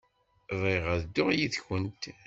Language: Kabyle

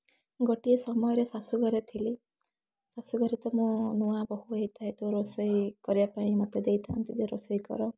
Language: Odia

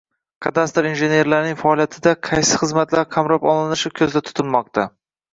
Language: Uzbek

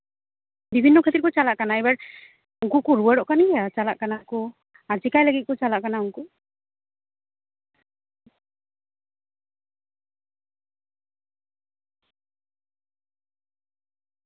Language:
Santali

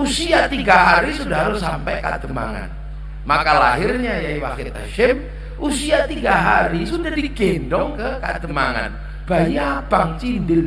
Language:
Indonesian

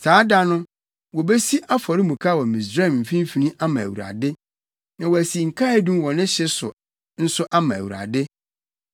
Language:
Akan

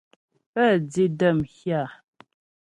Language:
Ghomala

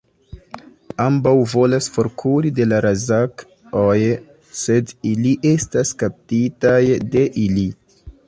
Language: Esperanto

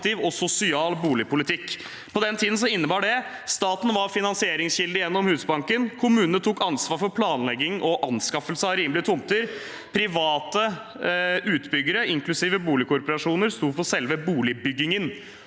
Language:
Norwegian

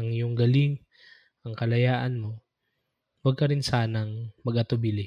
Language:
Filipino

